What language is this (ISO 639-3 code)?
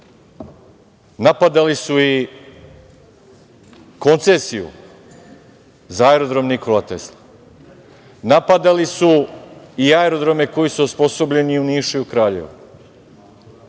srp